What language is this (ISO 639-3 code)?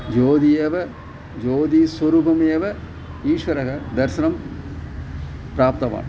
san